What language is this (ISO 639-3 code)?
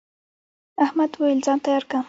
pus